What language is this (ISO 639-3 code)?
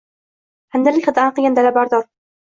uzb